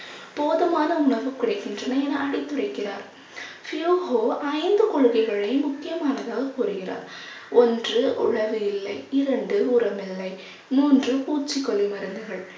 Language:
Tamil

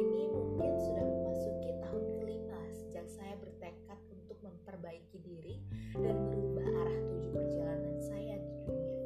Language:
Indonesian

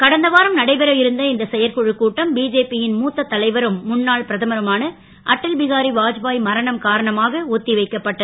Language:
Tamil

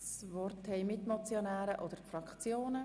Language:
Swiss German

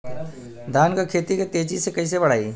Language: Bhojpuri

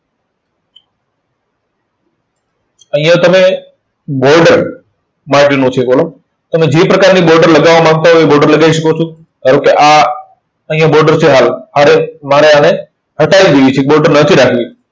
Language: Gujarati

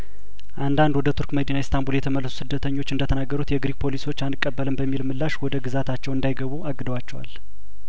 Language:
Amharic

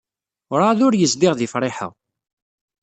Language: Kabyle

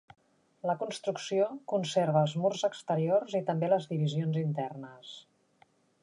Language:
Catalan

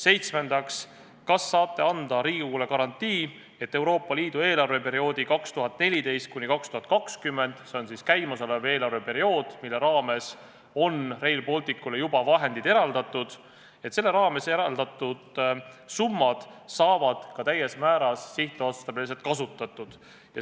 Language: Estonian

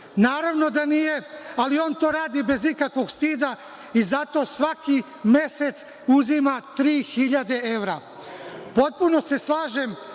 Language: Serbian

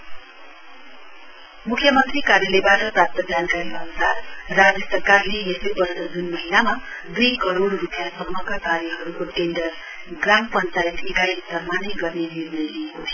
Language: Nepali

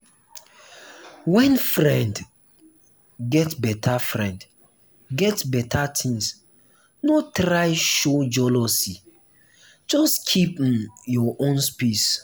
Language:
Nigerian Pidgin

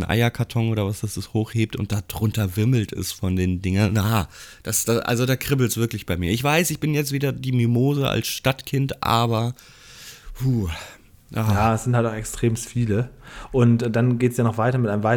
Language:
German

